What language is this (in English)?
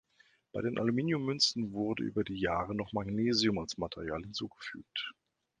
German